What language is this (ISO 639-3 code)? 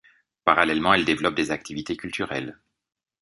fra